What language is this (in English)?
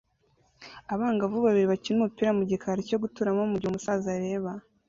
Kinyarwanda